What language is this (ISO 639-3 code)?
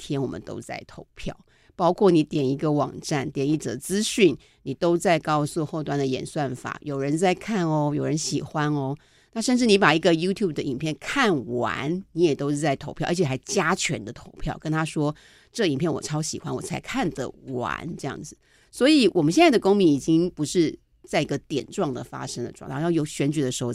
zho